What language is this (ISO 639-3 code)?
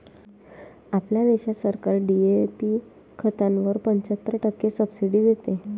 mar